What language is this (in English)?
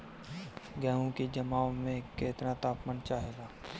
Bhojpuri